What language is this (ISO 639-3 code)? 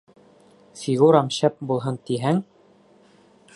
bak